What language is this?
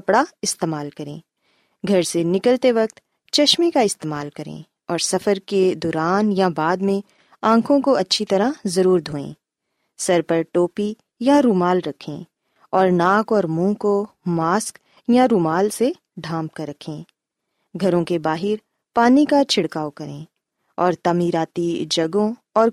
Urdu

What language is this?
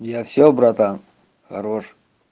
Russian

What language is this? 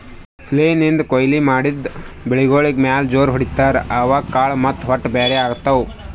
Kannada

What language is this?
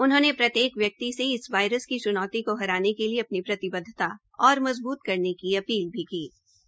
Hindi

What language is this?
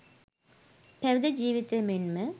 Sinhala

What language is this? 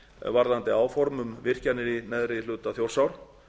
Icelandic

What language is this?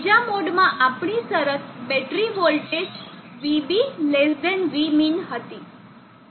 Gujarati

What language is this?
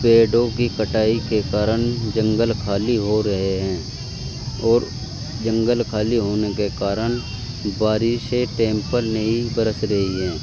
Urdu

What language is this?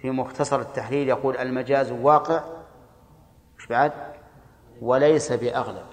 Arabic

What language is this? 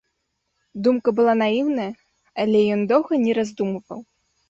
Belarusian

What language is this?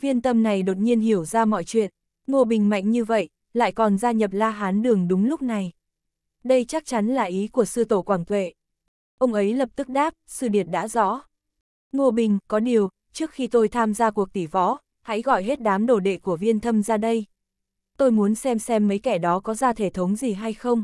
Vietnamese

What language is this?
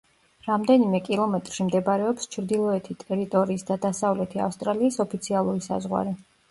Georgian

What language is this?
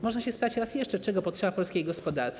Polish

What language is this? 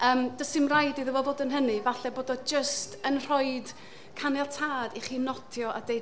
Welsh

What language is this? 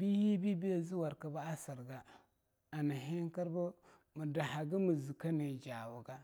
Longuda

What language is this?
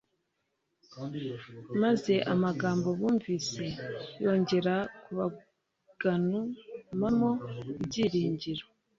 Kinyarwanda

